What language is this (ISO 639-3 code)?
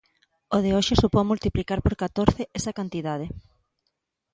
glg